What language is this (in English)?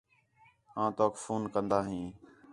Khetrani